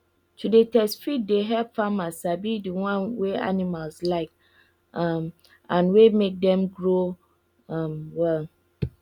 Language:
Nigerian Pidgin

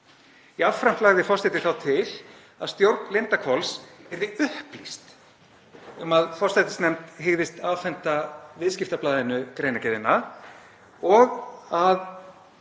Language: Icelandic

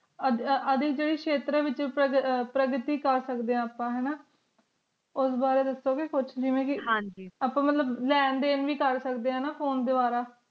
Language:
Punjabi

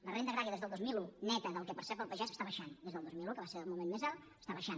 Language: Catalan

